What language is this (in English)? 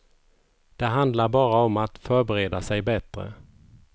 Swedish